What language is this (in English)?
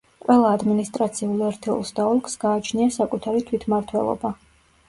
Georgian